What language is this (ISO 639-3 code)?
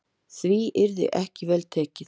isl